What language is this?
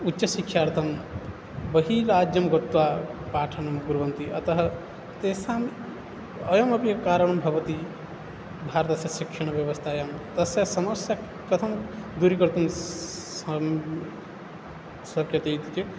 Sanskrit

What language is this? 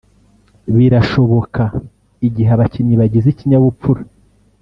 Kinyarwanda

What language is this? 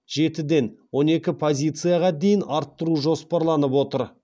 Kazakh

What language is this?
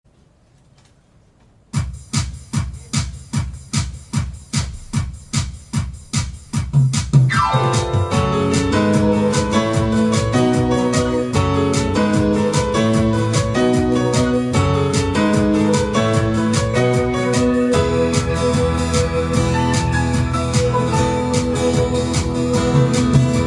Japanese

